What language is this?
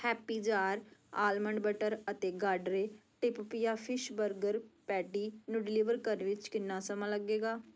Punjabi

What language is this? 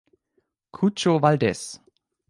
German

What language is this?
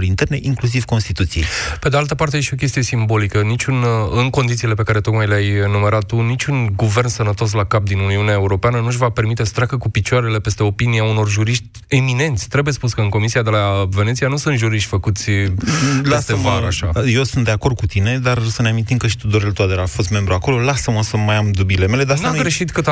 Romanian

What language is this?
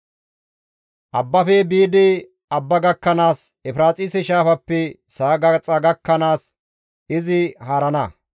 Gamo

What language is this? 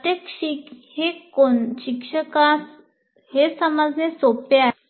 Marathi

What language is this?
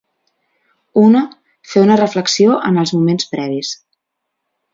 Catalan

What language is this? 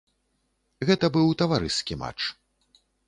Belarusian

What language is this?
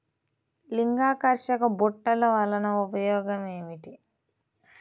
Telugu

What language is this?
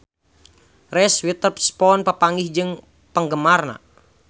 Sundanese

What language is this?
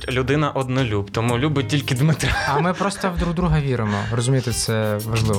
Ukrainian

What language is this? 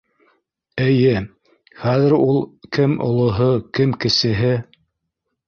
Bashkir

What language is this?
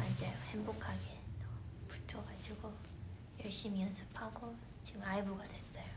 Korean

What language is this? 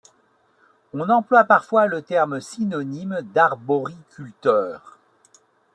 French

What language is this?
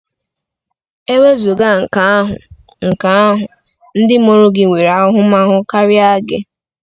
Igbo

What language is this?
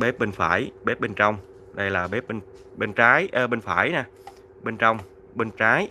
Vietnamese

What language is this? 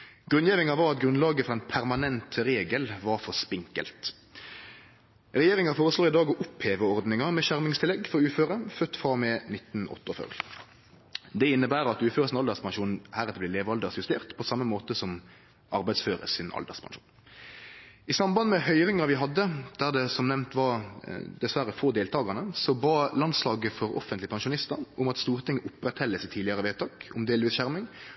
Norwegian Nynorsk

